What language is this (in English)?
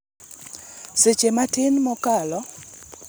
Luo (Kenya and Tanzania)